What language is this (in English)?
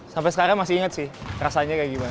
Indonesian